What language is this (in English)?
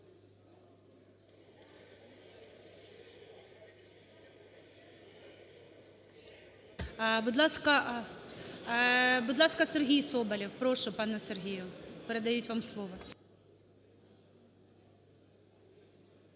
Ukrainian